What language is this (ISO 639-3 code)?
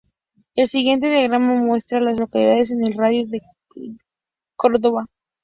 spa